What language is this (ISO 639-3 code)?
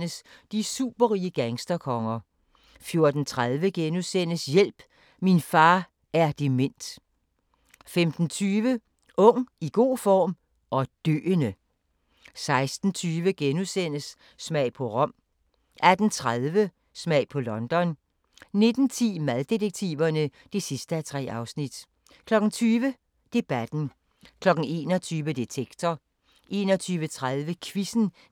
dan